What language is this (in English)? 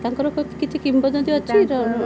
Odia